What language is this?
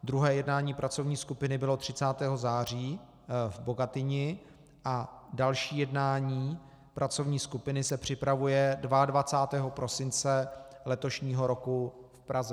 Czech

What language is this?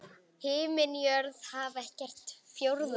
Icelandic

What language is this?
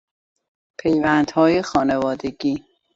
Persian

